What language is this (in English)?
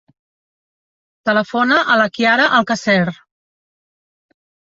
Catalan